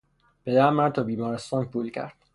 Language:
Persian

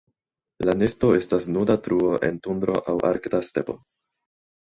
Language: Esperanto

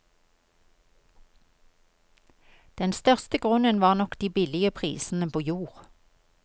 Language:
Norwegian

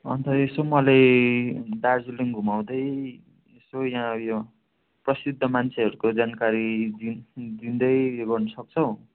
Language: Nepali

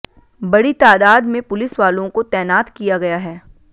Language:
Hindi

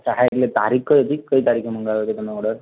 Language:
Gujarati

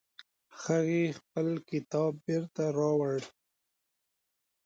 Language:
Pashto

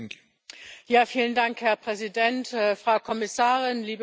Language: German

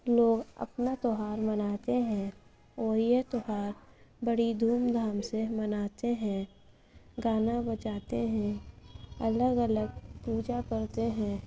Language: Urdu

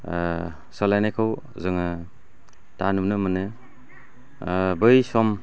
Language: Bodo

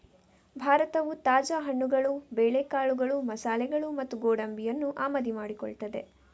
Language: Kannada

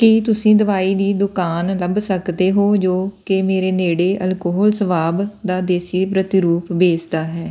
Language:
Punjabi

